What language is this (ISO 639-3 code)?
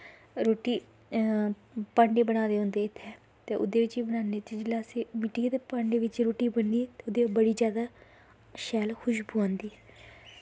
doi